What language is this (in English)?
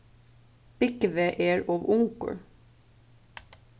Faroese